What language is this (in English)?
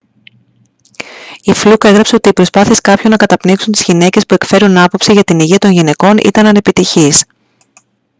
Greek